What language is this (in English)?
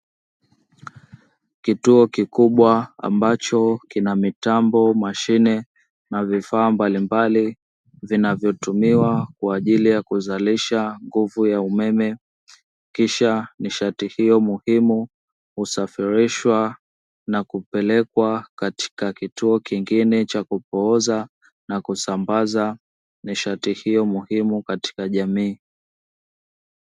Swahili